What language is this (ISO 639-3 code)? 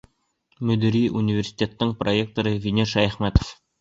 bak